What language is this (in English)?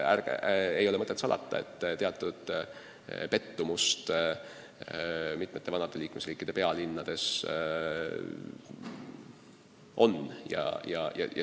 Estonian